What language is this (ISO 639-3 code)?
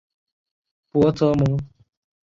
zho